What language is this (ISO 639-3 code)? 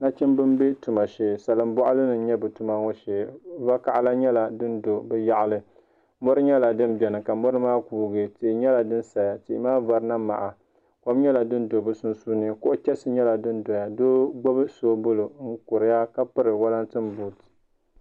dag